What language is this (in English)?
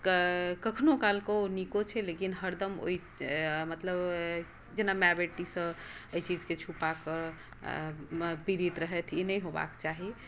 Maithili